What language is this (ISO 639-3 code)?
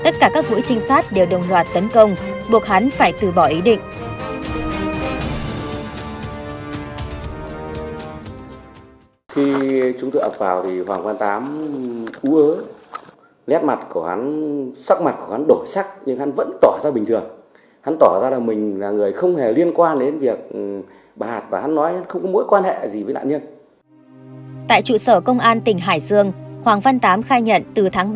vie